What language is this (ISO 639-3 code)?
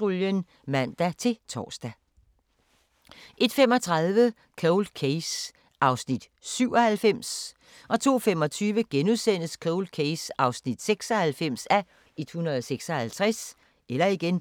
dan